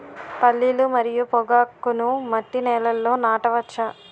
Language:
Telugu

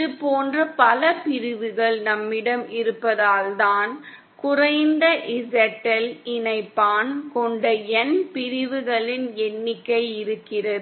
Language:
Tamil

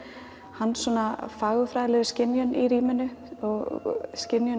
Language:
Icelandic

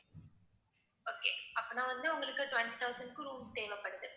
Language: Tamil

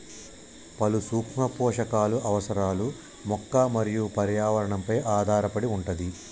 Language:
Telugu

